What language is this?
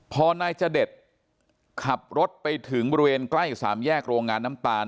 Thai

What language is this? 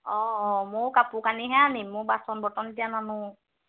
Assamese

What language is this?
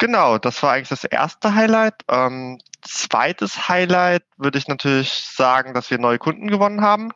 German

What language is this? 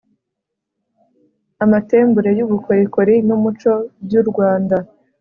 Kinyarwanda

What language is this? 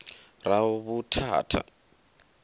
Venda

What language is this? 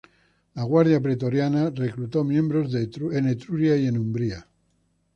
Spanish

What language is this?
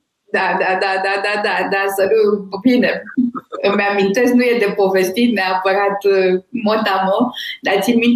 Romanian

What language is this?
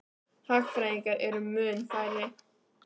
Icelandic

